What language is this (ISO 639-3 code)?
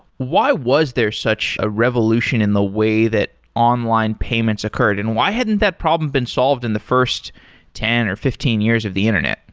eng